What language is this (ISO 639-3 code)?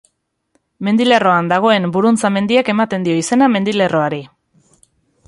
eus